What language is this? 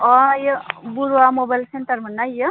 Bodo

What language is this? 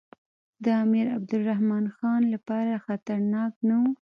Pashto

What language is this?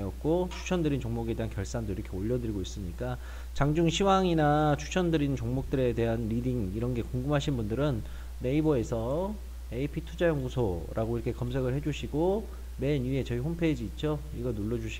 Korean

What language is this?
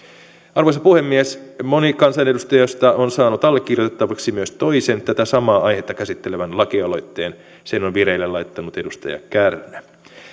Finnish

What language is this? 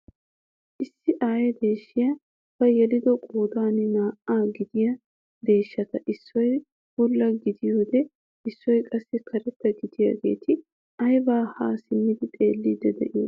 Wolaytta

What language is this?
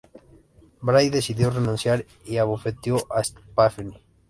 Spanish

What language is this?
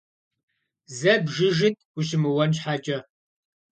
Kabardian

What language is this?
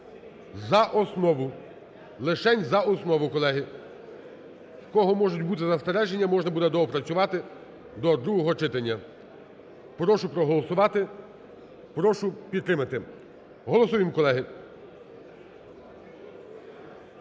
Ukrainian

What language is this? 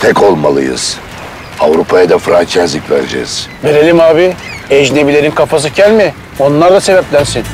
Turkish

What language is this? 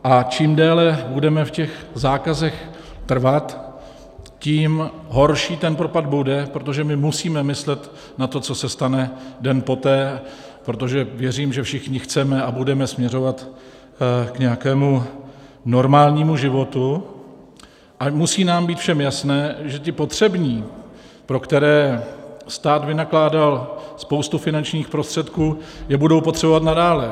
Czech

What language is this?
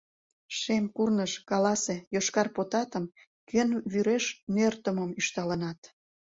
Mari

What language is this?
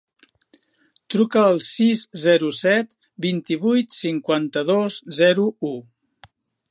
Catalan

